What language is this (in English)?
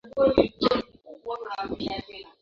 Swahili